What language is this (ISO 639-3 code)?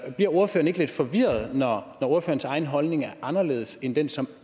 dan